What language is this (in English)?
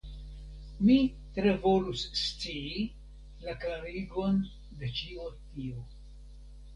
Esperanto